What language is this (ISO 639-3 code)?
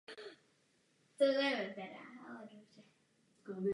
ces